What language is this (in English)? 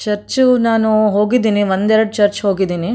Kannada